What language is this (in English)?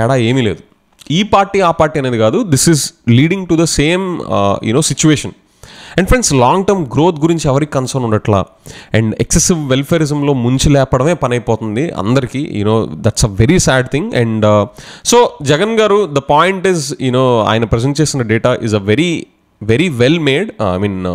Telugu